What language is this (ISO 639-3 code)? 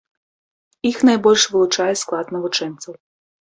bel